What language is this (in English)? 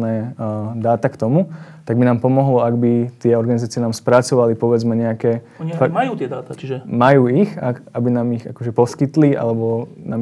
Slovak